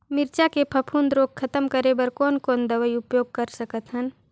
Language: Chhattisgarhi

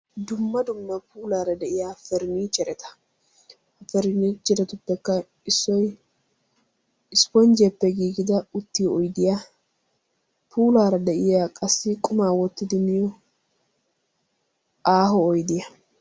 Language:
Wolaytta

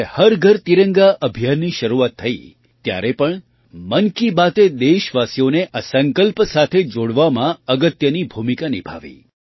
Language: Gujarati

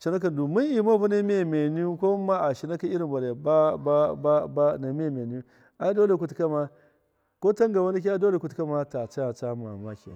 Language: Miya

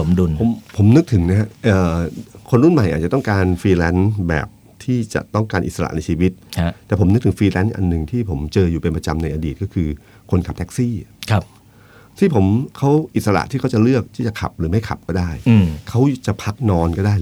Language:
Thai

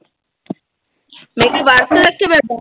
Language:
Punjabi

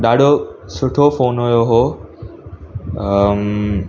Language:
Sindhi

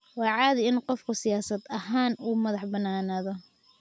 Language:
Somali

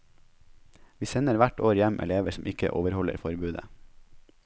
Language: Norwegian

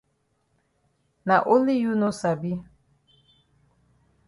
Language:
Cameroon Pidgin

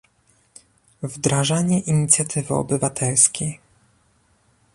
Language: Polish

